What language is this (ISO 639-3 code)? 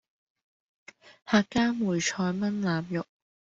yue